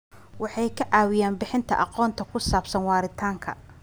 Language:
Somali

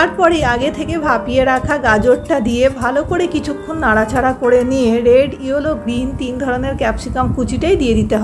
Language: Spanish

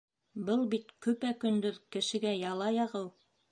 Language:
Bashkir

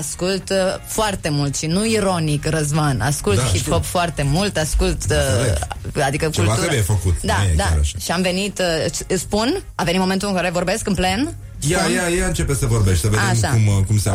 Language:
Romanian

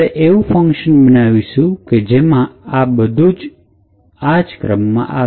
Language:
Gujarati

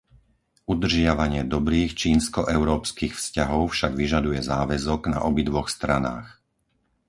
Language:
Slovak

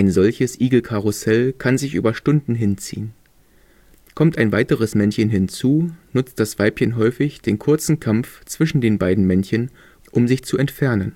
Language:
German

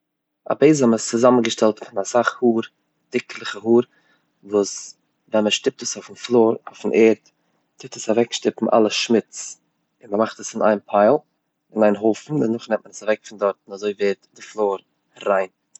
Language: Yiddish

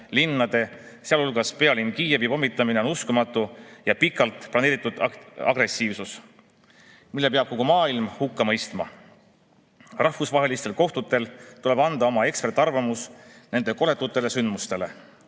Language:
Estonian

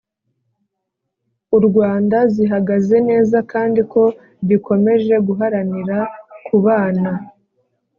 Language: Kinyarwanda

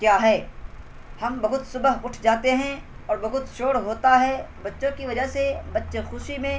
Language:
Urdu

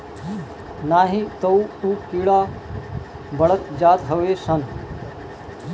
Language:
Bhojpuri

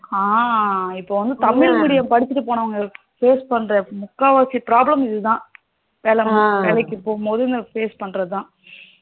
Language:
Tamil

